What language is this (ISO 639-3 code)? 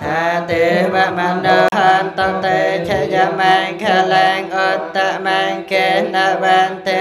tha